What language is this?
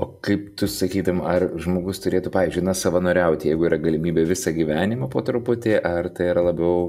Lithuanian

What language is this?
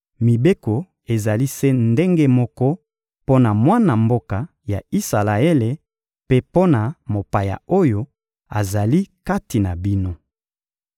Lingala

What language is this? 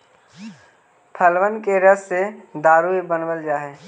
Magahi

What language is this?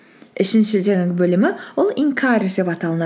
Kazakh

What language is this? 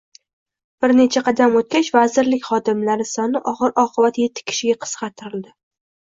Uzbek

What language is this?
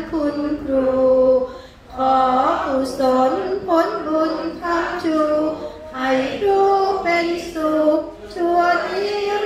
Thai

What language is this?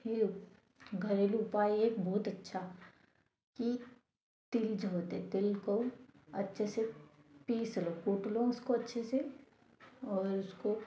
Hindi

